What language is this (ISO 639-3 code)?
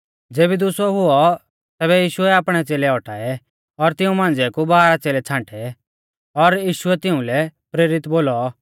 bfz